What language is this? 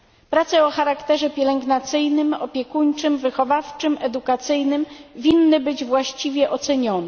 Polish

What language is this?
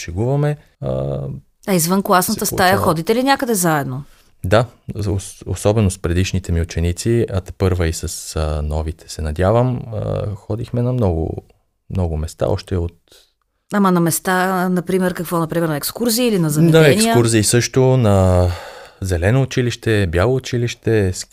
Bulgarian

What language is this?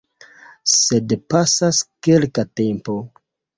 Esperanto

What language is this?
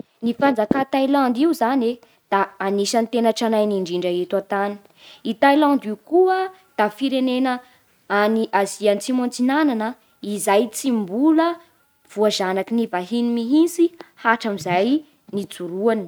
Bara Malagasy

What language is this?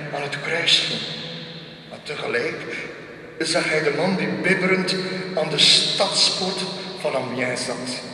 Dutch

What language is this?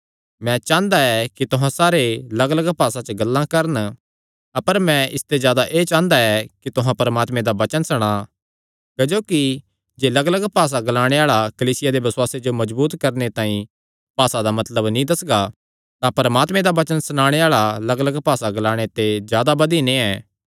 Kangri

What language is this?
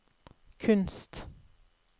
Norwegian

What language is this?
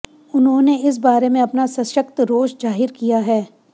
Hindi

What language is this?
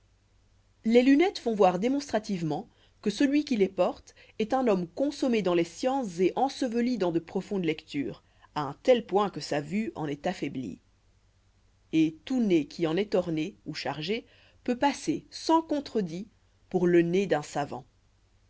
French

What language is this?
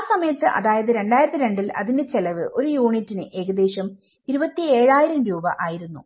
Malayalam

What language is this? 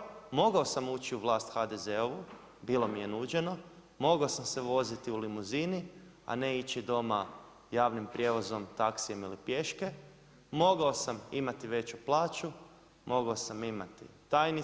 Croatian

